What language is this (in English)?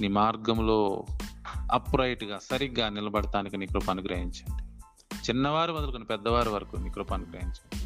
Telugu